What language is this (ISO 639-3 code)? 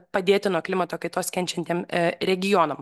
lit